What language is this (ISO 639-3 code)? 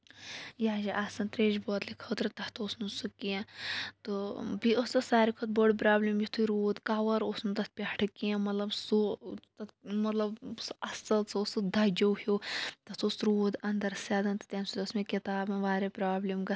kas